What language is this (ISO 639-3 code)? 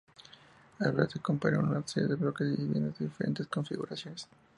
spa